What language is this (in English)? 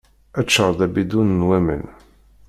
Kabyle